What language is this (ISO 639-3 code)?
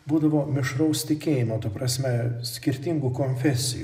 lit